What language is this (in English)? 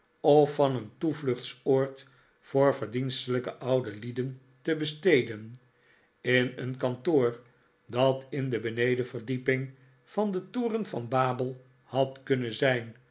Dutch